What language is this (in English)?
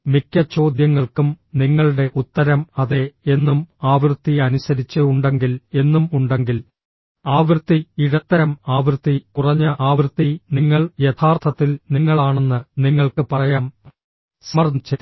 Malayalam